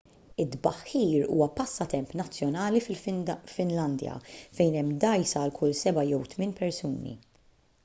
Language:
Maltese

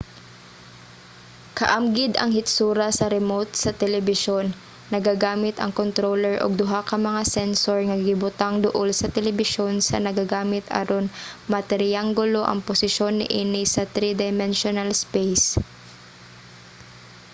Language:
Cebuano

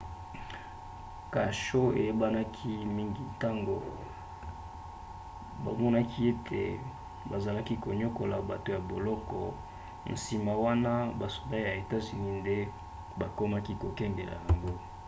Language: Lingala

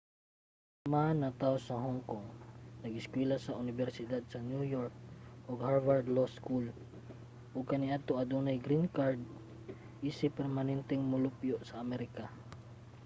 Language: Cebuano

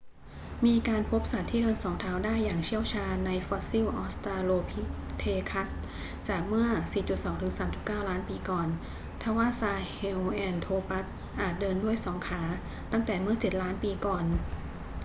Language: Thai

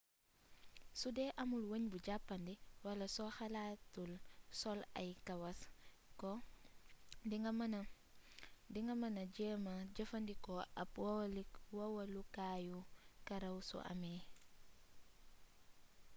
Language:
Wolof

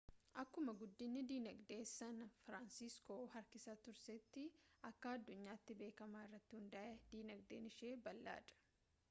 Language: Oromo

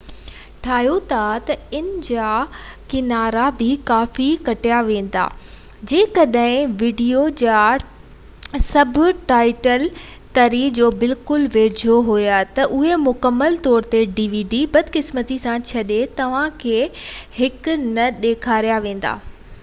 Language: Sindhi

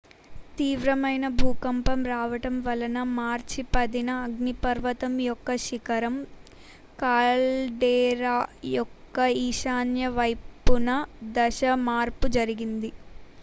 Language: Telugu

